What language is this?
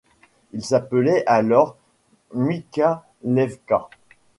French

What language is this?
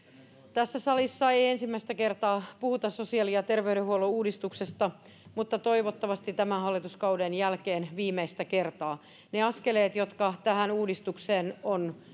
Finnish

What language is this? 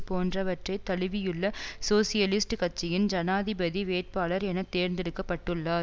Tamil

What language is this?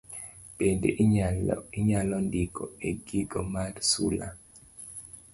Luo (Kenya and Tanzania)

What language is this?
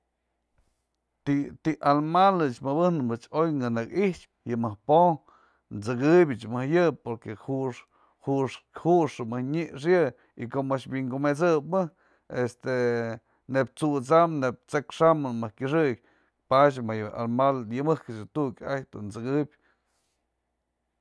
Mazatlán Mixe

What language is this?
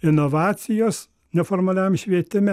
Lithuanian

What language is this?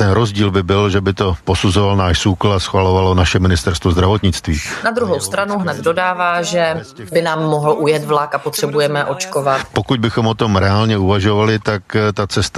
Czech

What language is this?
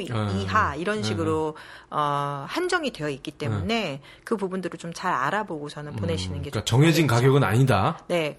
Korean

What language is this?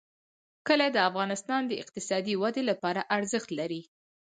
Pashto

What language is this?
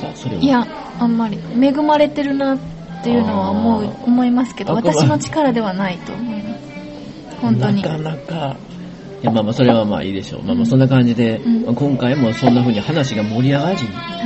Japanese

